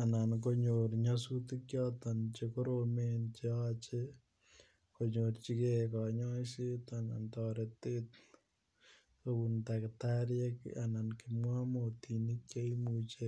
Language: Kalenjin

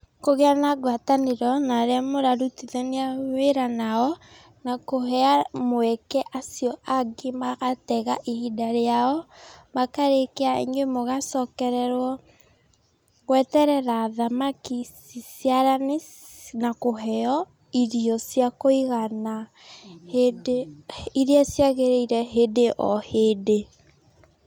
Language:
Kikuyu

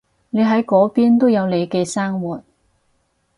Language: Cantonese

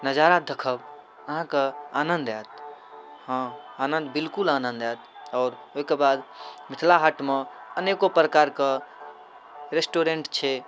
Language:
Maithili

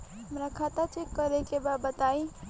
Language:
Bhojpuri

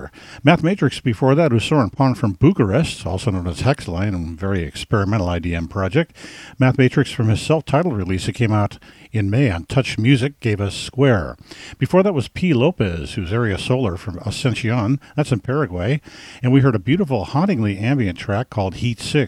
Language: English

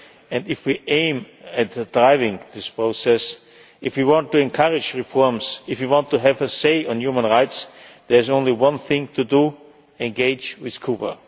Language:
English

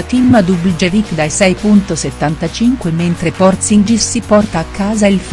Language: Italian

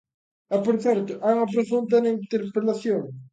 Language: Galician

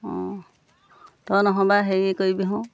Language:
Assamese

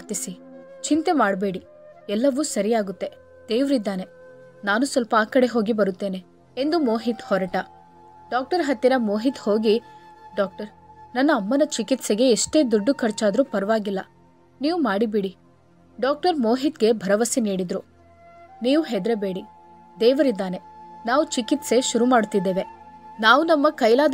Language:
Kannada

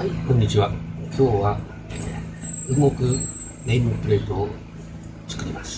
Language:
Japanese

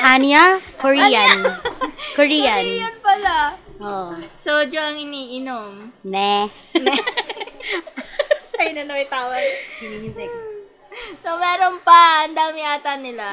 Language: Filipino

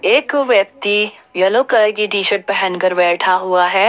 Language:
Hindi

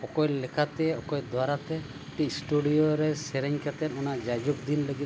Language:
Santali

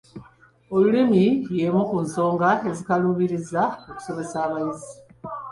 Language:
Ganda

